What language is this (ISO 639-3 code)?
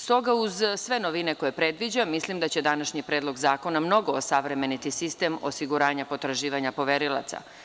srp